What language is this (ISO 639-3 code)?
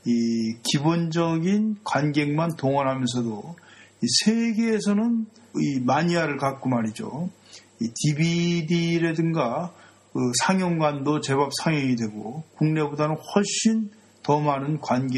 kor